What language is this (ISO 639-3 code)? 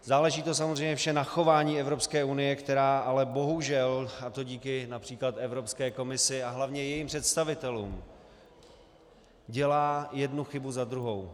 ces